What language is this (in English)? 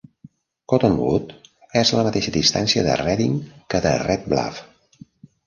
Catalan